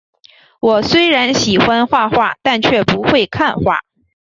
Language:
Chinese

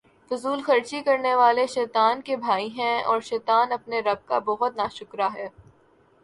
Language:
Urdu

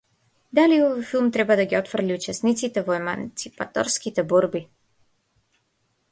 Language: Macedonian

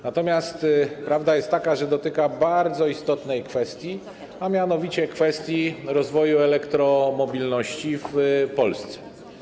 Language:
Polish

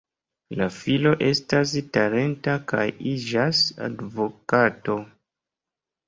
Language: Esperanto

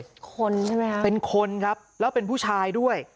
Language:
Thai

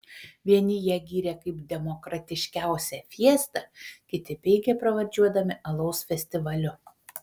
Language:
Lithuanian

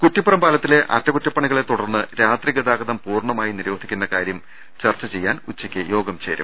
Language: Malayalam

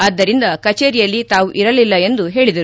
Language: Kannada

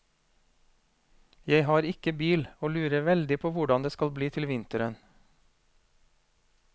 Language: Norwegian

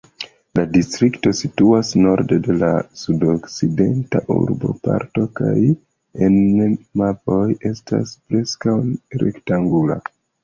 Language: Esperanto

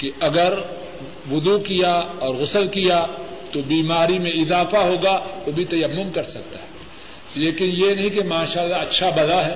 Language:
Urdu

